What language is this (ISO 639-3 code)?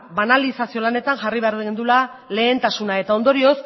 eus